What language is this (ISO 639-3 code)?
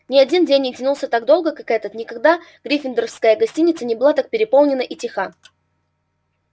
rus